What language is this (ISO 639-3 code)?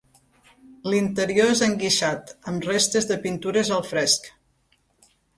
cat